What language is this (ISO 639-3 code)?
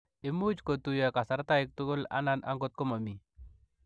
kln